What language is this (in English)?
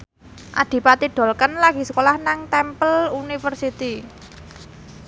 Javanese